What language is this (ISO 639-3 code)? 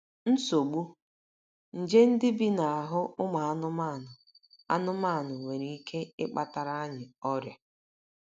ibo